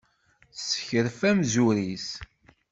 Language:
Kabyle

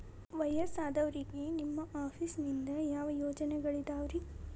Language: Kannada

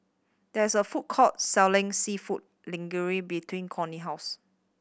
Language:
English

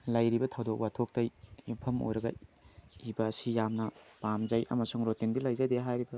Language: Manipuri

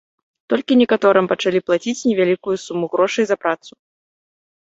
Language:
Belarusian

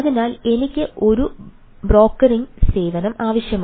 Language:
Malayalam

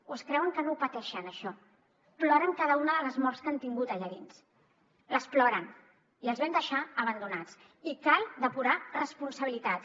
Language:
Catalan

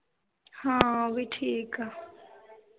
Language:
Punjabi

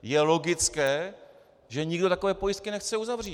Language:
Czech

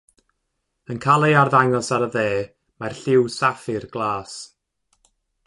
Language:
Welsh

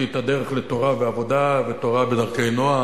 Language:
Hebrew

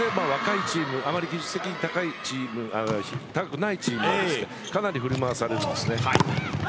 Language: Japanese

